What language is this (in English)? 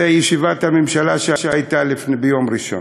Hebrew